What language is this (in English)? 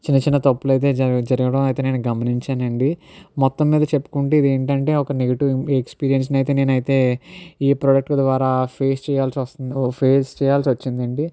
Telugu